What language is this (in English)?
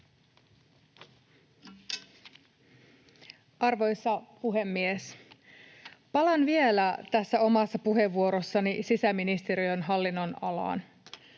Finnish